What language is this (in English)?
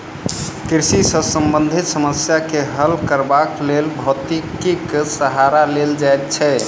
Maithili